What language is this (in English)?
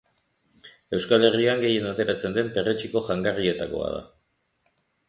Basque